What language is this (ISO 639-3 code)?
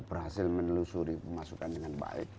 ind